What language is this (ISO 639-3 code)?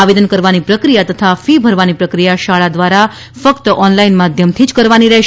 guj